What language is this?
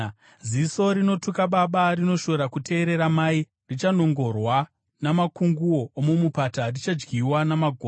Shona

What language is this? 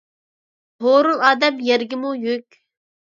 Uyghur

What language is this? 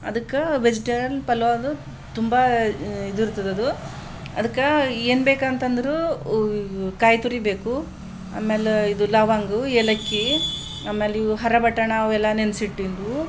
Kannada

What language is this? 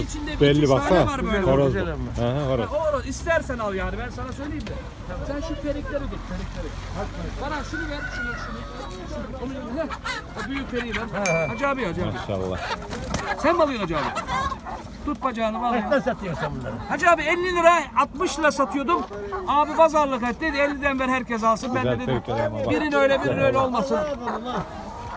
Turkish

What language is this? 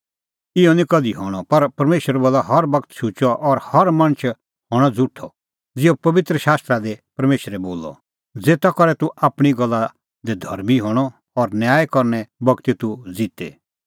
Kullu Pahari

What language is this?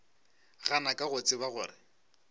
Northern Sotho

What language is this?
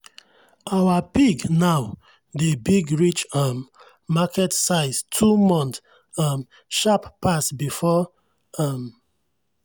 Nigerian Pidgin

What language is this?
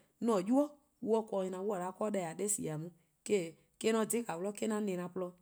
Eastern Krahn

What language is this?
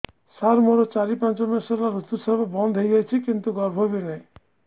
Odia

